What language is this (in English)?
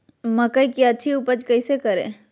Magahi